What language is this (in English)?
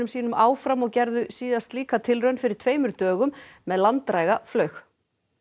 Icelandic